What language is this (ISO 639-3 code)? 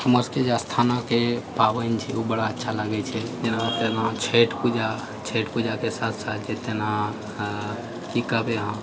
mai